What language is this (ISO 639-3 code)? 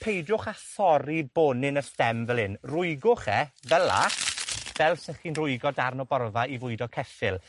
cym